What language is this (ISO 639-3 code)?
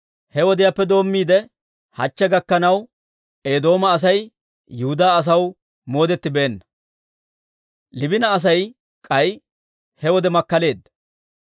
dwr